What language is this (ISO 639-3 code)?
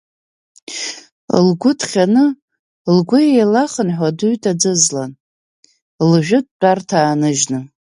abk